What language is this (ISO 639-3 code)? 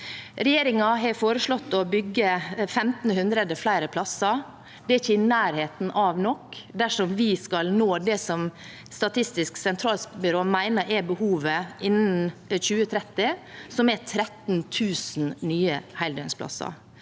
nor